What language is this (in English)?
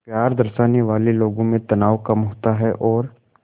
Hindi